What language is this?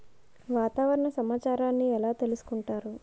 Telugu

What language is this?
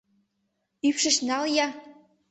Mari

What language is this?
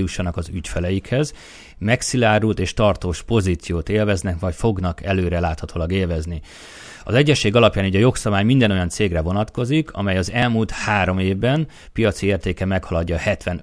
Hungarian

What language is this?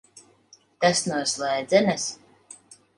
Latvian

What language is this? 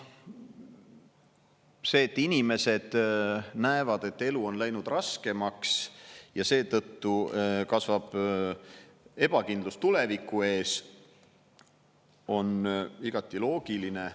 Estonian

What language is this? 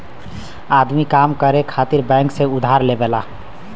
Bhojpuri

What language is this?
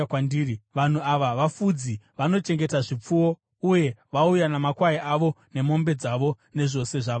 Shona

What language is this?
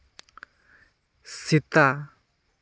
Santali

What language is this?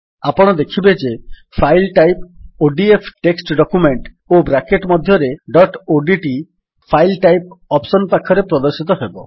Odia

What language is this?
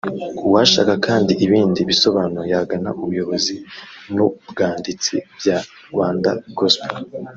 Kinyarwanda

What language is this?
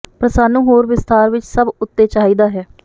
Punjabi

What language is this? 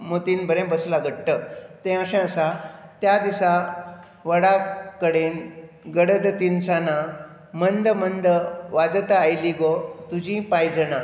Konkani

